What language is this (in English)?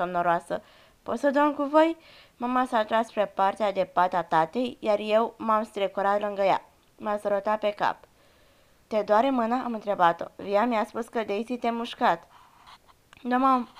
Romanian